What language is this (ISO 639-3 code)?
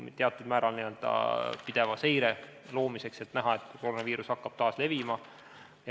est